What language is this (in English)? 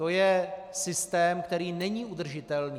Czech